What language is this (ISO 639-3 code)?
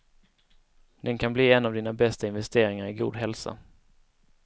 swe